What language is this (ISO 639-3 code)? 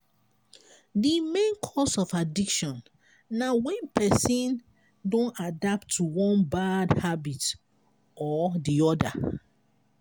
pcm